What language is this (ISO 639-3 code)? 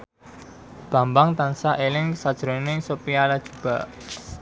jav